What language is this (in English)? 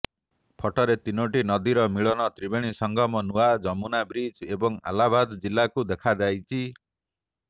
Odia